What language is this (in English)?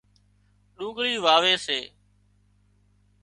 Wadiyara Koli